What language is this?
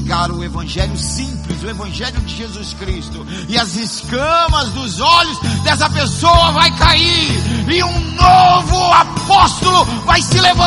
Portuguese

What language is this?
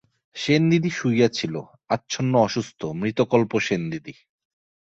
Bangla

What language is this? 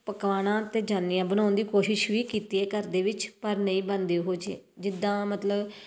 Punjabi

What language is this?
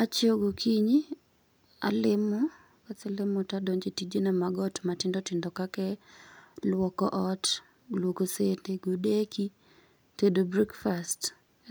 Luo (Kenya and Tanzania)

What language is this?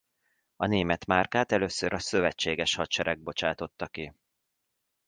Hungarian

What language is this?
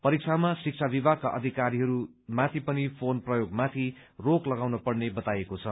Nepali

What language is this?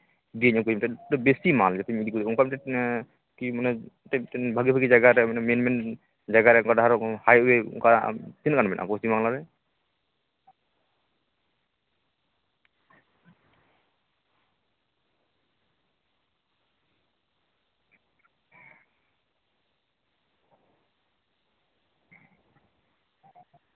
Santali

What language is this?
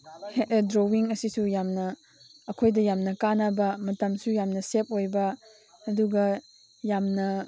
Manipuri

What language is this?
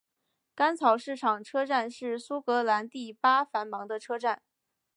Chinese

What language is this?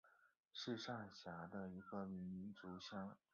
Chinese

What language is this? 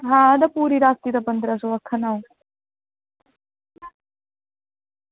Dogri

